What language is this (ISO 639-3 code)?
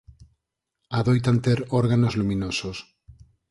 glg